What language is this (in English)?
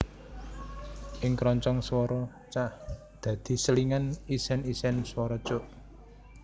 Javanese